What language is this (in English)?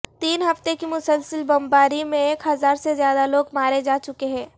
Urdu